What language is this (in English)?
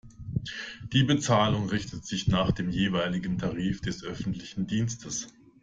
German